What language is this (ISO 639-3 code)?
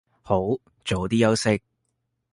yue